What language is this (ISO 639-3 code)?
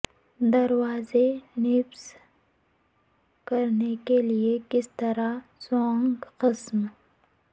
urd